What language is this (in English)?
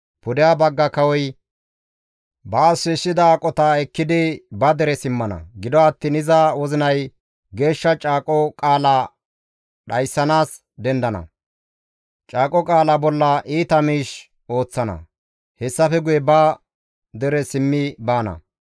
Gamo